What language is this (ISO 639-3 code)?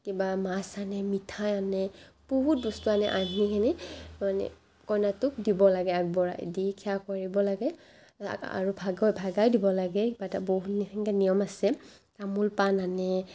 asm